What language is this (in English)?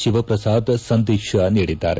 Kannada